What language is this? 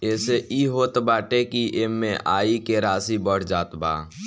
Bhojpuri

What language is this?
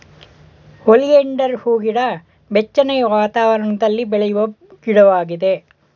Kannada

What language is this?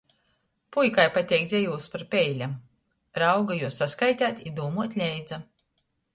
Latgalian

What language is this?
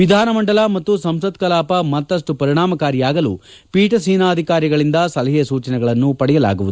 Kannada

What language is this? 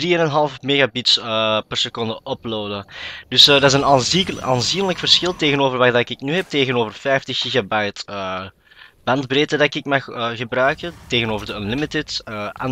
Dutch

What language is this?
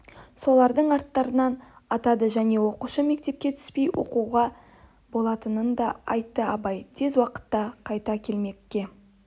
Kazakh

